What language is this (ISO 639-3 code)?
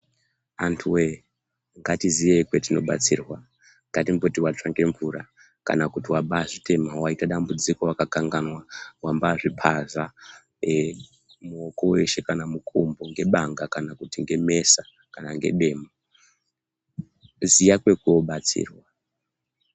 ndc